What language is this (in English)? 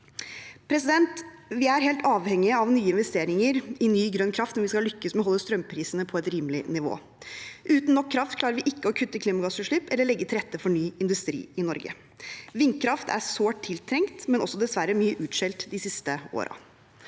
Norwegian